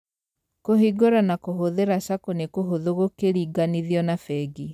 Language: Kikuyu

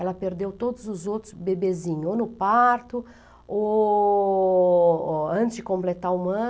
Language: Portuguese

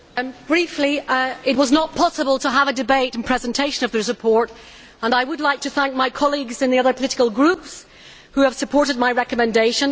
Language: English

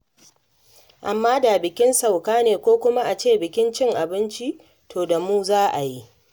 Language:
Hausa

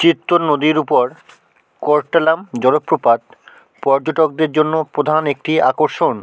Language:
Bangla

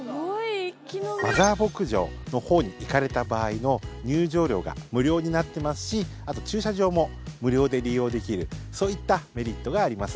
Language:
Japanese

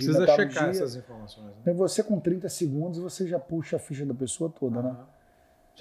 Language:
Portuguese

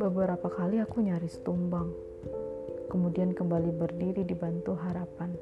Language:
Indonesian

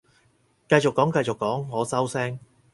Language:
Cantonese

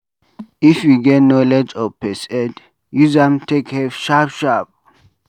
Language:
Nigerian Pidgin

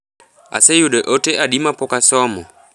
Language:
Luo (Kenya and Tanzania)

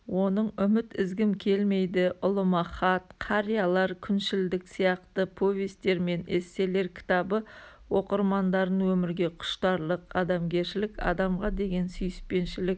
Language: Kazakh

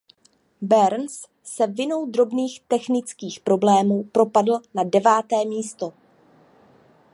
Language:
Czech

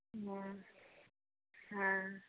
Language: Maithili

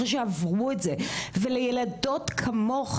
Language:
Hebrew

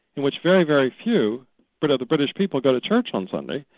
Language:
English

